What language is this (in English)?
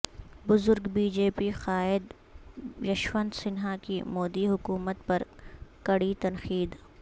Urdu